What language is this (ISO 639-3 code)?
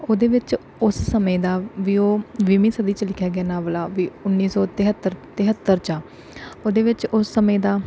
pan